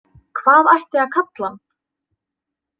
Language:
Icelandic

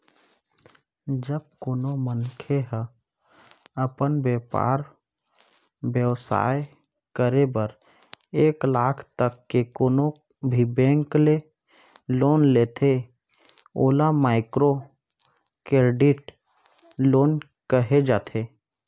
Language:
Chhattisgarhi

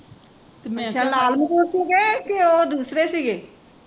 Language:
Punjabi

